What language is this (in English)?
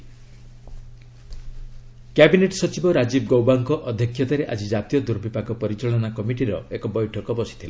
Odia